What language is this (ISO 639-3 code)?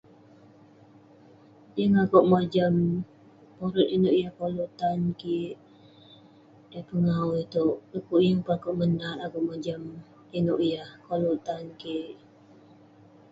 pne